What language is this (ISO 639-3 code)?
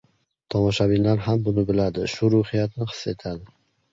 uzb